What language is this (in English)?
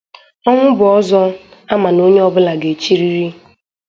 Igbo